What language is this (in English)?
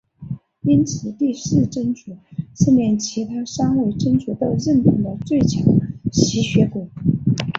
Chinese